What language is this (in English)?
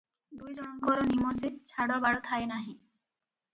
Odia